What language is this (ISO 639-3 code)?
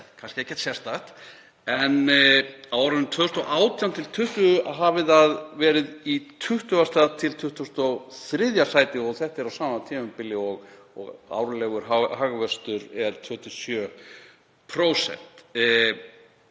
isl